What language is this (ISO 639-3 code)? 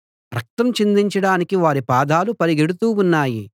tel